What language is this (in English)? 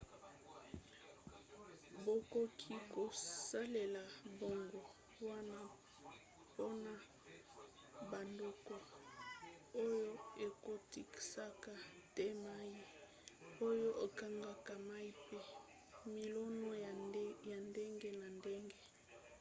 Lingala